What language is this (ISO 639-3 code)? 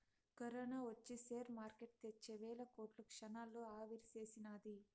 tel